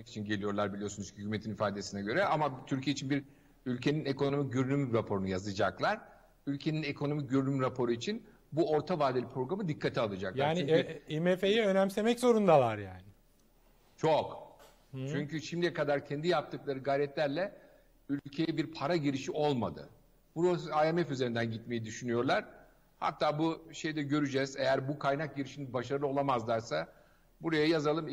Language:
Turkish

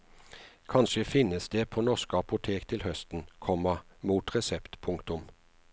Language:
Norwegian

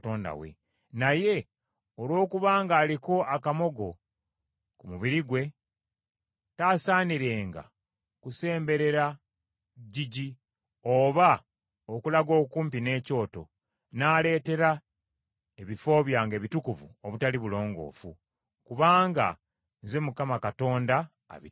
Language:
Ganda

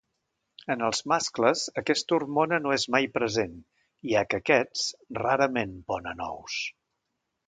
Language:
Catalan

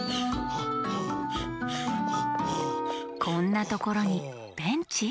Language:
Japanese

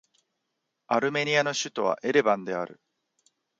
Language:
Japanese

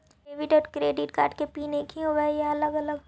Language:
Magahi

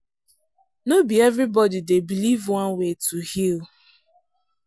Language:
Nigerian Pidgin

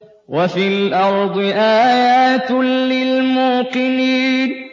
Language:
Arabic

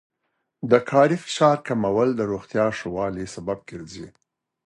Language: Pashto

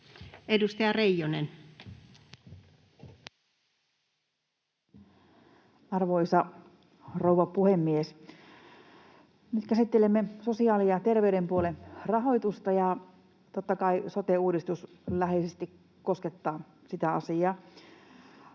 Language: Finnish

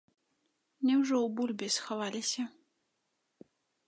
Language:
Belarusian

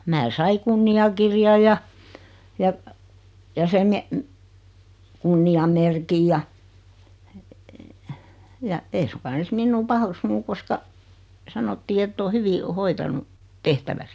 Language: Finnish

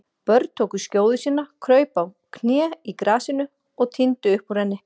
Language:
Icelandic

